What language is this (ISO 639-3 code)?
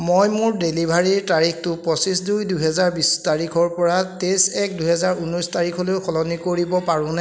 asm